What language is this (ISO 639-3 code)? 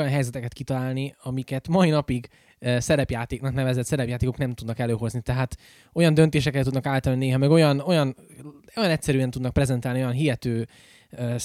hun